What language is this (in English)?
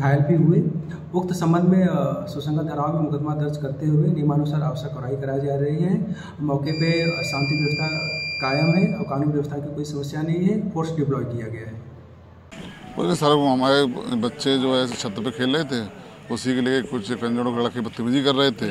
Hindi